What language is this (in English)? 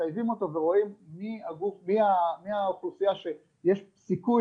Hebrew